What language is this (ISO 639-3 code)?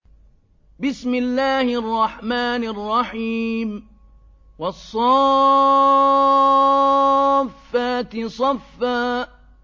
ara